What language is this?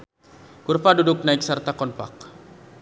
Sundanese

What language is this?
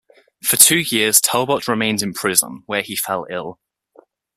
English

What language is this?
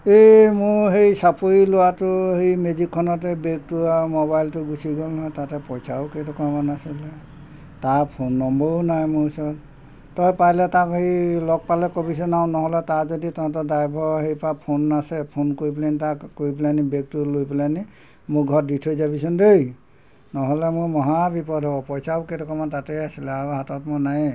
Assamese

